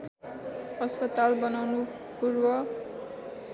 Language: Nepali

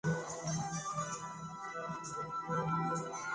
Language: Spanish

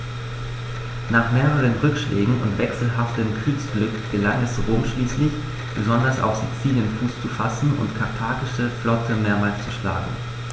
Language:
German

